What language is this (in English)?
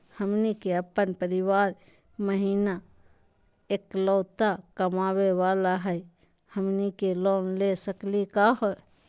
Magahi